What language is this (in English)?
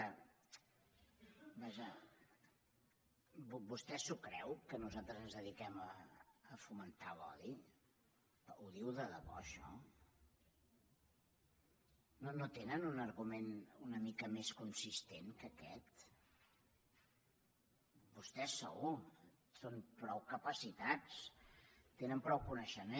Catalan